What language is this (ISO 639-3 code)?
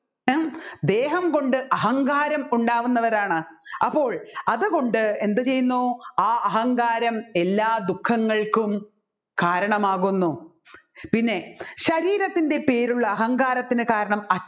mal